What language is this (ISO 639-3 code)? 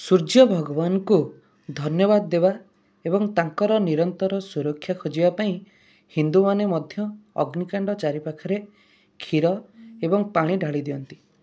ori